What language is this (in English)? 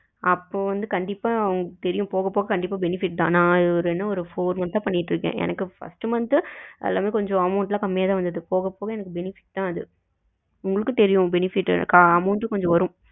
Tamil